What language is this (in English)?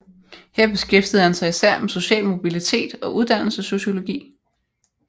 Danish